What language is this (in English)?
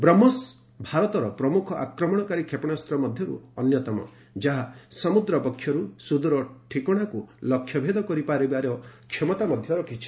Odia